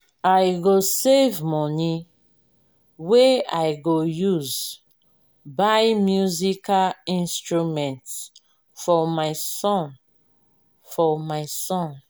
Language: Nigerian Pidgin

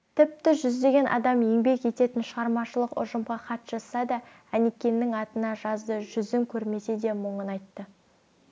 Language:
Kazakh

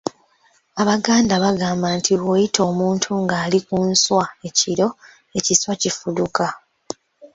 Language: Ganda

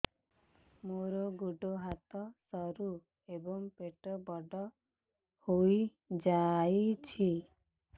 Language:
Odia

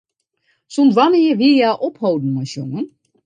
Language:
Western Frisian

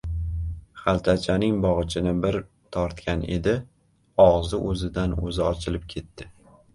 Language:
Uzbek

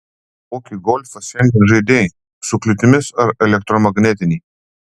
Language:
Lithuanian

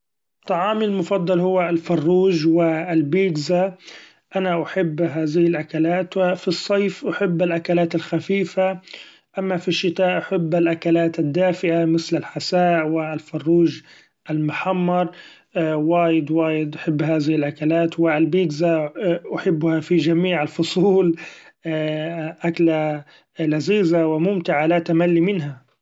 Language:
Gulf Arabic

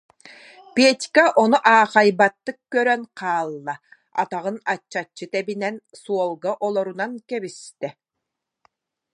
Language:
Yakut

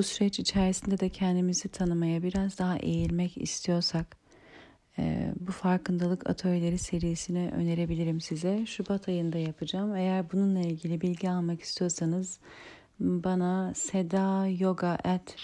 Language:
Turkish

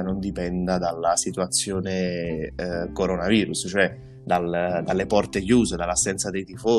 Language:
Italian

